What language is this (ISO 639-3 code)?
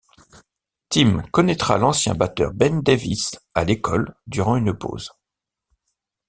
fra